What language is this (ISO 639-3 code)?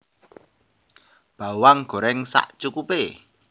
jav